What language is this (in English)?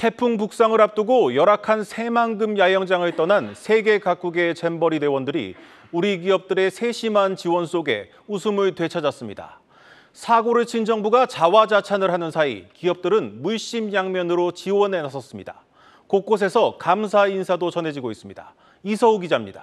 Korean